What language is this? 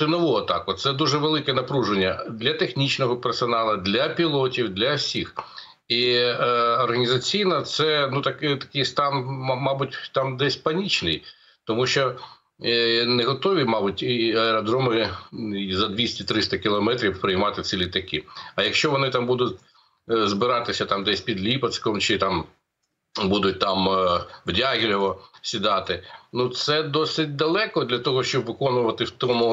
Ukrainian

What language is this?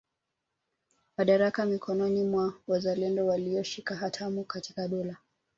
Swahili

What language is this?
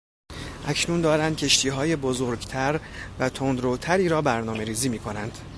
Persian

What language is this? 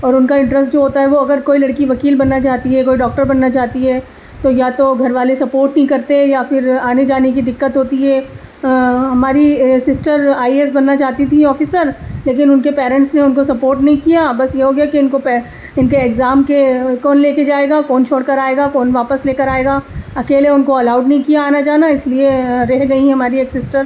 Urdu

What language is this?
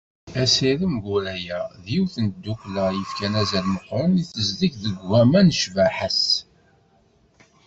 Kabyle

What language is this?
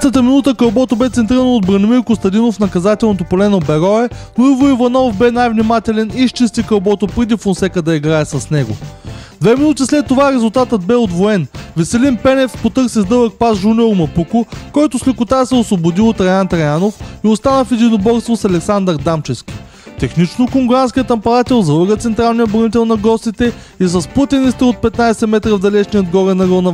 Bulgarian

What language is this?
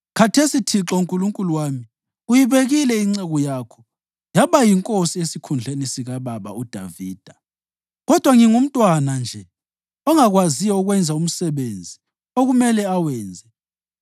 North Ndebele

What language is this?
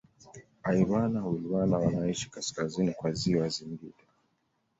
Swahili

